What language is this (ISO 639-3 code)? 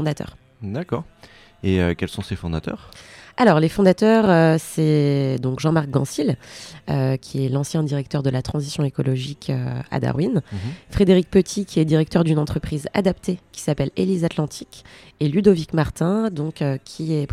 fra